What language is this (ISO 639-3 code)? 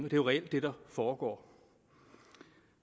dan